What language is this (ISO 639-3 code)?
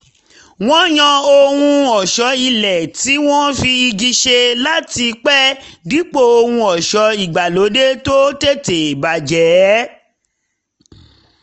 yor